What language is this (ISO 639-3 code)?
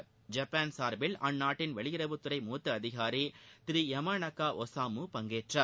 tam